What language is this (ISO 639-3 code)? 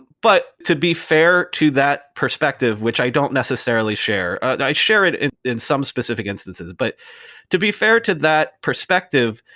eng